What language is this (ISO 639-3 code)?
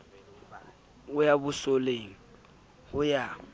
sot